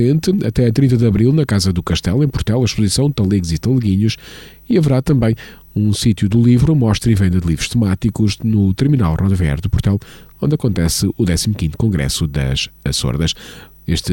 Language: Portuguese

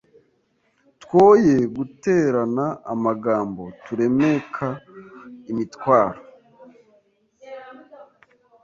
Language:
Kinyarwanda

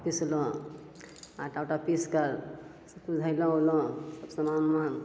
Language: Maithili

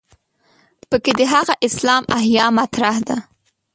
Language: Pashto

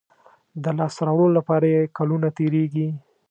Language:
Pashto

